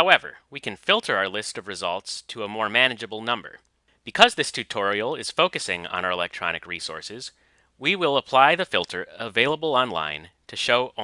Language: English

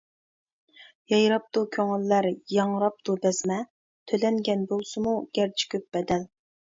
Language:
Uyghur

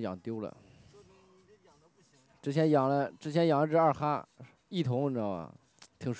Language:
Chinese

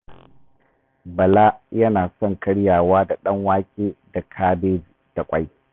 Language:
Hausa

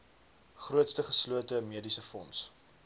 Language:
Afrikaans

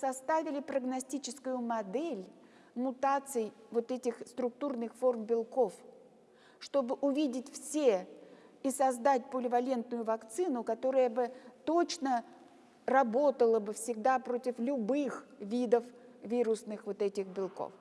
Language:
Russian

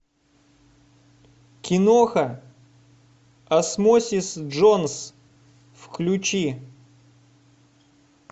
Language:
Russian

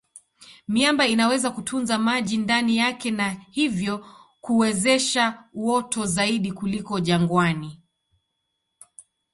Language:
Swahili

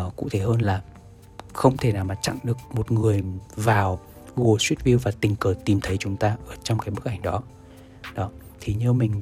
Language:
Vietnamese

